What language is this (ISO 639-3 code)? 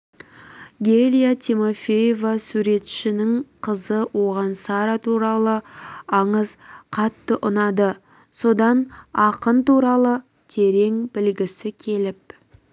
kaz